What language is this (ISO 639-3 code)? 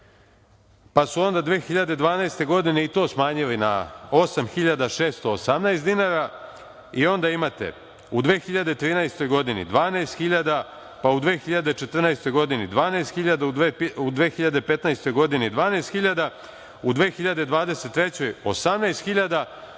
srp